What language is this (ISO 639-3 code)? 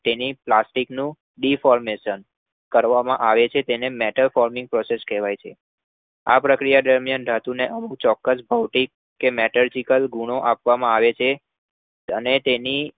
guj